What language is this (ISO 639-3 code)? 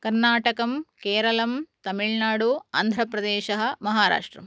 san